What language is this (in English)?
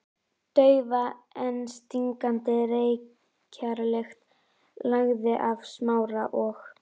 Icelandic